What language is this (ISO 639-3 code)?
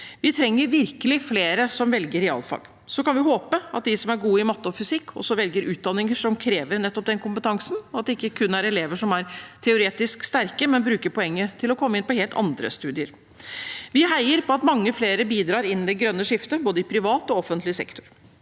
nor